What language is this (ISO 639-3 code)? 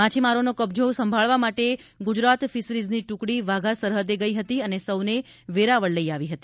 guj